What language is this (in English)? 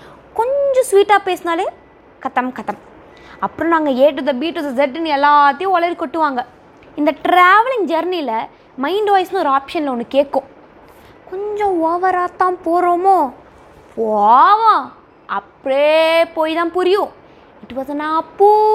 Tamil